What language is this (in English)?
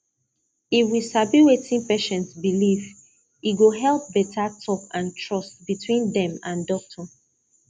Nigerian Pidgin